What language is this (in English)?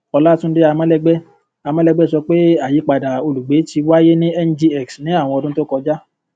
Yoruba